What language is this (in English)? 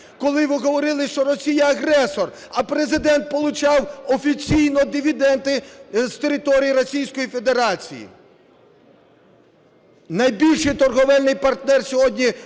Ukrainian